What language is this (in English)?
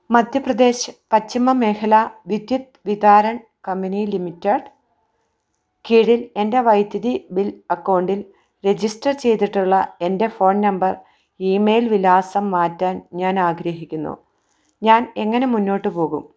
Malayalam